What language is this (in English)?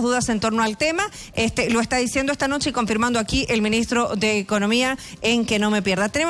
Spanish